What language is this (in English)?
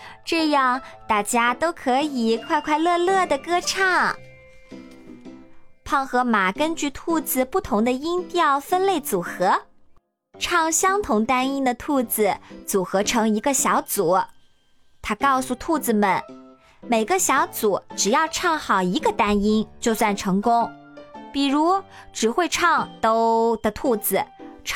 Chinese